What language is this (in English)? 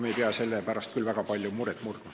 Estonian